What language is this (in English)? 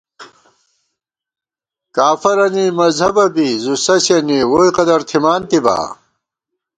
Gawar-Bati